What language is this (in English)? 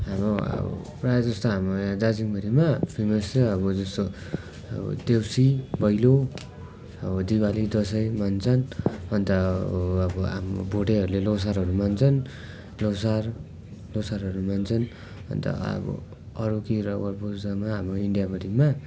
Nepali